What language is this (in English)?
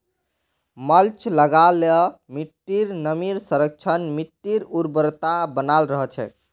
Magahi